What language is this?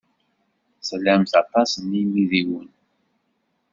Kabyle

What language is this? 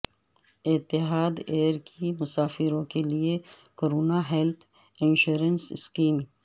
Urdu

